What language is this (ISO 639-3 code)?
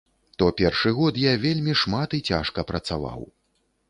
bel